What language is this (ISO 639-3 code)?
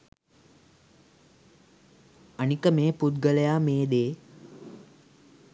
sin